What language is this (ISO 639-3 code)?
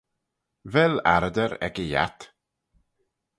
glv